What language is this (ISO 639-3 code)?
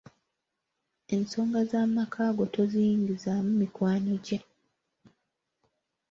lug